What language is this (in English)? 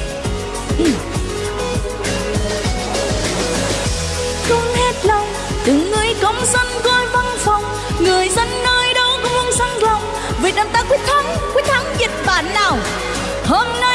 Vietnamese